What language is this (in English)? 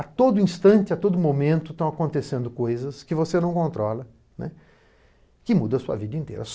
Portuguese